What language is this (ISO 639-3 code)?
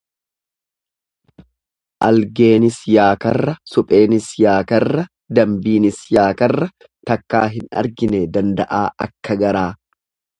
orm